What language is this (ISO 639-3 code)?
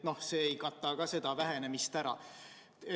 est